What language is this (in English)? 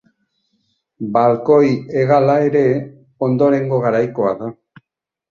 Basque